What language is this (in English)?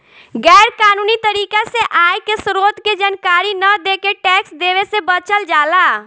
Bhojpuri